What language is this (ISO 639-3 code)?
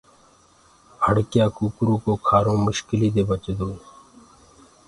ggg